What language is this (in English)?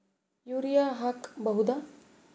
Kannada